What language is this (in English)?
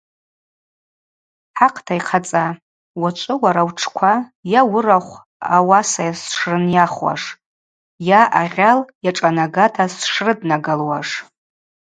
Abaza